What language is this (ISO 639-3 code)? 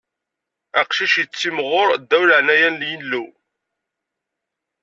kab